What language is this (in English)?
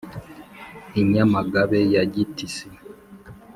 Kinyarwanda